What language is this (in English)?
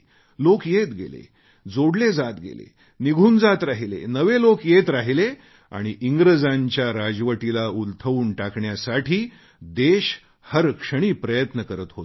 Marathi